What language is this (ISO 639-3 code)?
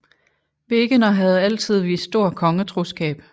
dan